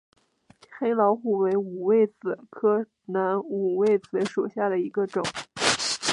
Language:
Chinese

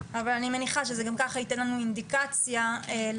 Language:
Hebrew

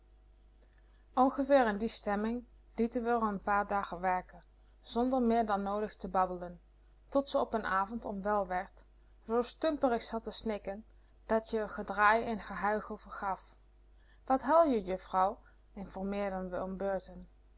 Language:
Dutch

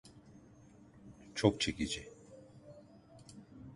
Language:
Turkish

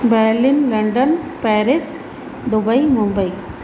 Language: Sindhi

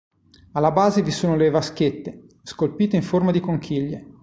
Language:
Italian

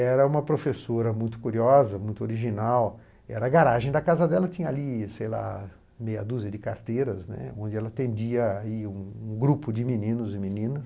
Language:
Portuguese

